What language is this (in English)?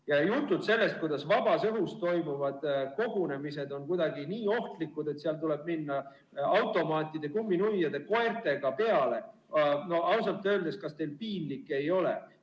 Estonian